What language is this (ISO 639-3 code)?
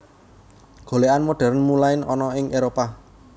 jav